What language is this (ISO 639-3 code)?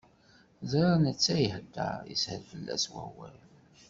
kab